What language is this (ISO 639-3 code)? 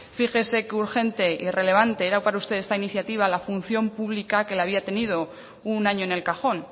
spa